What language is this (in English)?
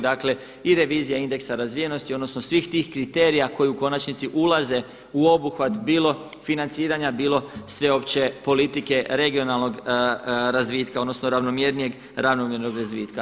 Croatian